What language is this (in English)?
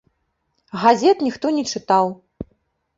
Belarusian